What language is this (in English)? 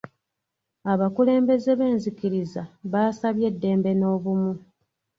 Ganda